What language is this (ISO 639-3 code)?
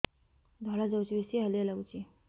ori